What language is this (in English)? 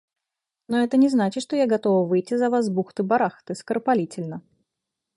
Russian